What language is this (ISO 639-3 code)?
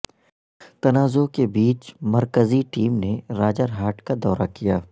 urd